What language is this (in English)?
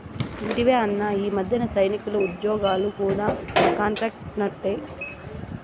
Telugu